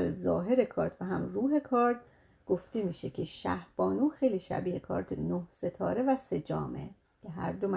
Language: Persian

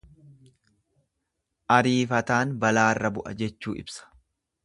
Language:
Oromo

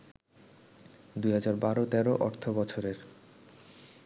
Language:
Bangla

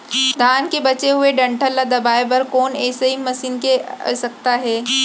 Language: Chhattisgarhi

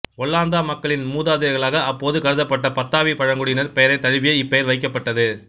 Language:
Tamil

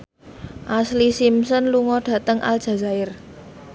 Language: Javanese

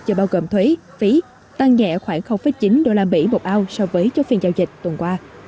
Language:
Vietnamese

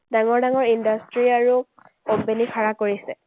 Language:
Assamese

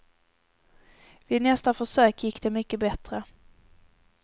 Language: Swedish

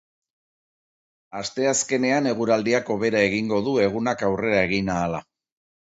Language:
Basque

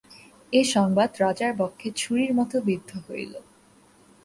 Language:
Bangla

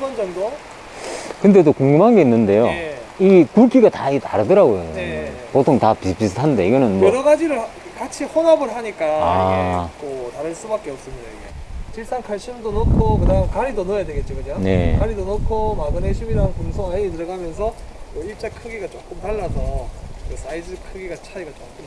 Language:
Korean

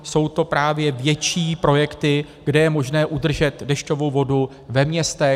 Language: Czech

